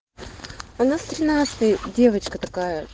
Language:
Russian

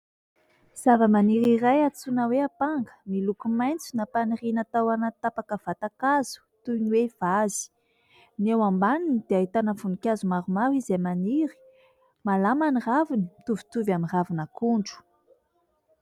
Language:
Malagasy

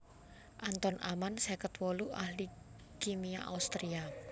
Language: Javanese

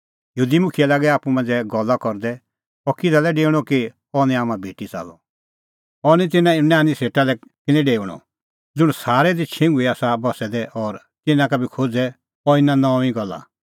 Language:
Kullu Pahari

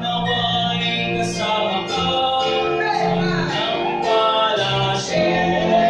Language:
Filipino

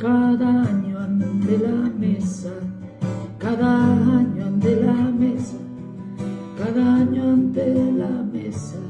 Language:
Spanish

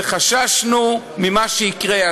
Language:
Hebrew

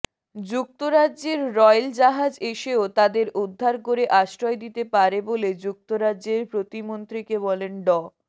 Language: Bangla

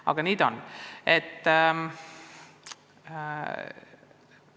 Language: Estonian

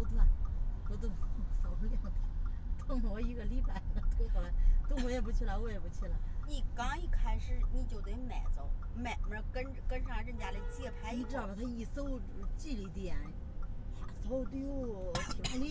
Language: Chinese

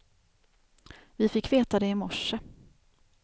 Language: Swedish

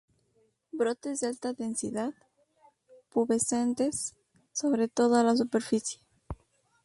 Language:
Spanish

